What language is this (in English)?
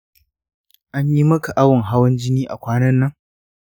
Hausa